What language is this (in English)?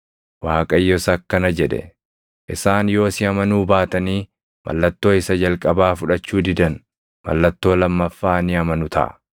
Oromo